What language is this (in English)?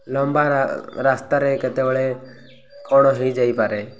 Odia